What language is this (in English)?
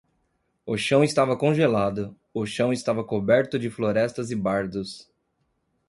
Portuguese